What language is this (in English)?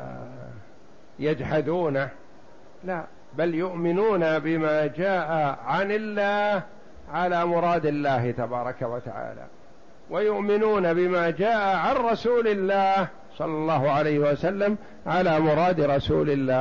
Arabic